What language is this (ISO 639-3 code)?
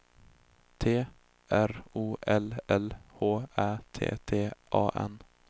swe